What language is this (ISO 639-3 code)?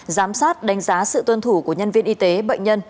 vie